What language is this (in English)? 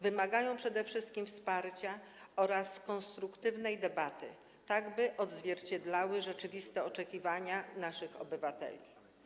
Polish